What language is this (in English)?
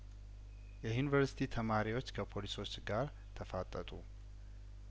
Amharic